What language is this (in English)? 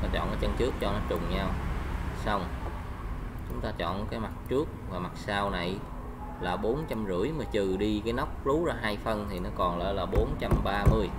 Vietnamese